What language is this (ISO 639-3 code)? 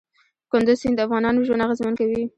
pus